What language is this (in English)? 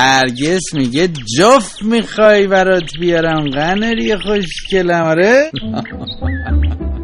Persian